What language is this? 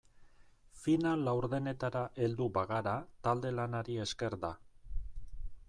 Basque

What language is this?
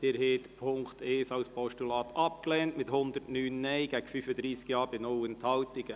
Swiss German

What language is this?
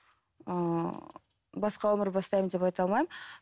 Kazakh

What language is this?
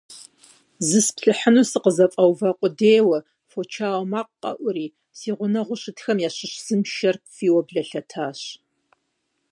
Kabardian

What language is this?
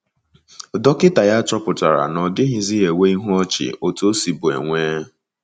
Igbo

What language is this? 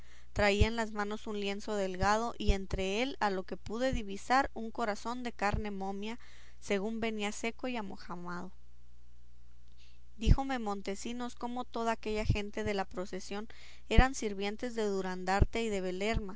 Spanish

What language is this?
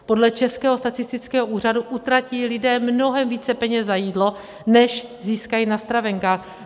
Czech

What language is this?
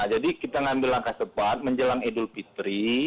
Indonesian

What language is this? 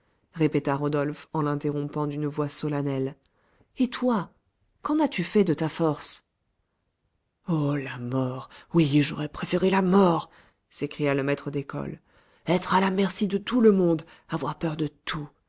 French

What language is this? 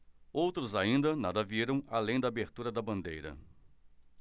Portuguese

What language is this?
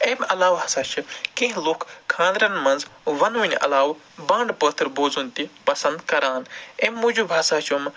Kashmiri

